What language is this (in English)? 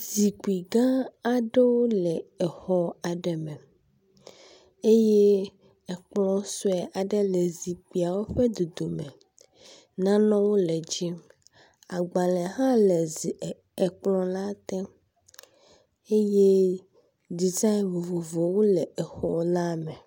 Ewe